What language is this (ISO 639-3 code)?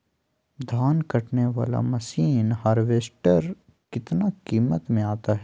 mag